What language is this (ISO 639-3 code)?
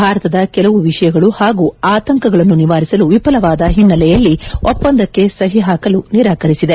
kan